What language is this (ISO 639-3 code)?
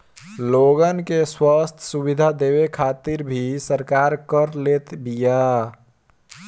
bho